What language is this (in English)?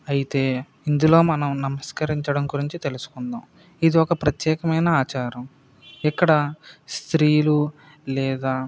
Telugu